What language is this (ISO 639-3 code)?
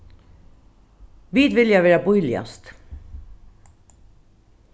fao